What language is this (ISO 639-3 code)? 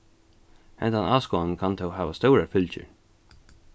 fao